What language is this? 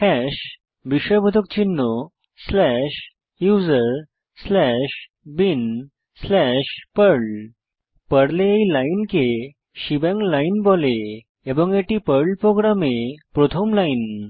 Bangla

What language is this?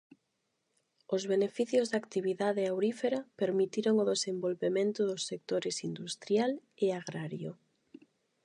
Galician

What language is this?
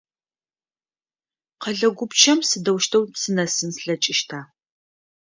Adyghe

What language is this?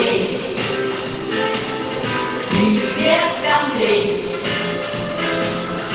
Russian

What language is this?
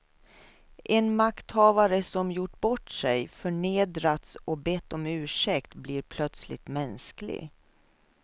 Swedish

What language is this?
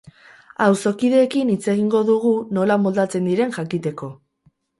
Basque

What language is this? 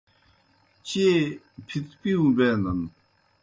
Kohistani Shina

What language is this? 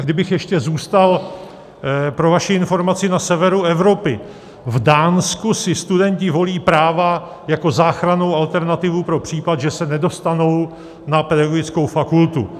Czech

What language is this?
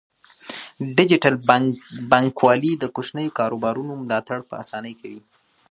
Pashto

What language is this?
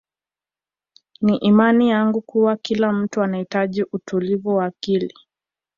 Swahili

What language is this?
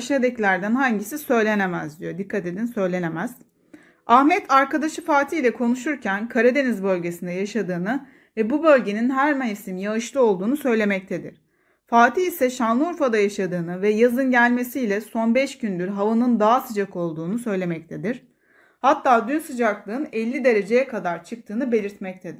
Turkish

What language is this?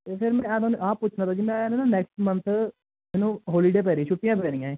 Punjabi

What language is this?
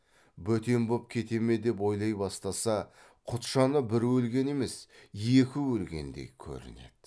Kazakh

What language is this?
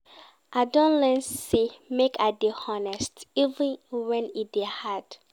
Nigerian Pidgin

